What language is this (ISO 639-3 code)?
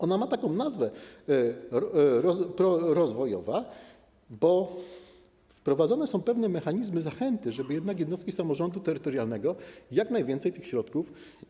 pol